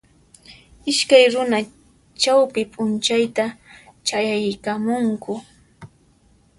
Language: Puno Quechua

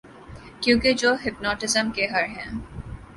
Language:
Urdu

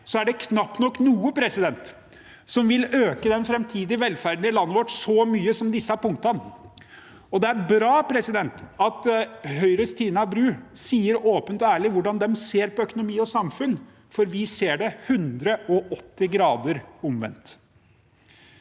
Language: Norwegian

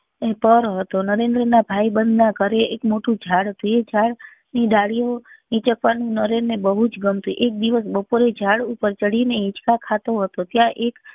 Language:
Gujarati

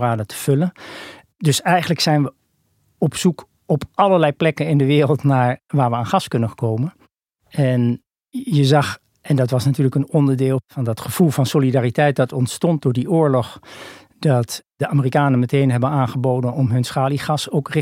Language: Dutch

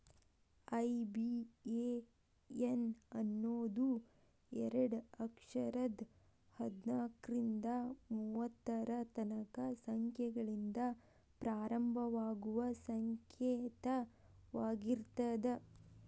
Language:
Kannada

